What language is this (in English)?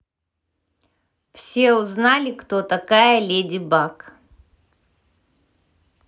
Russian